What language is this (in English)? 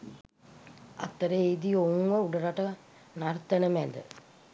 Sinhala